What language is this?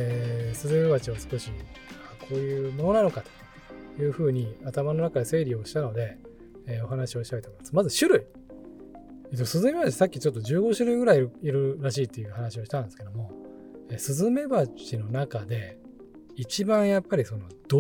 Japanese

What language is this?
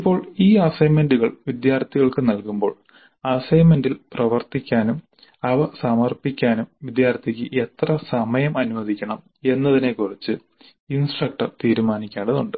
Malayalam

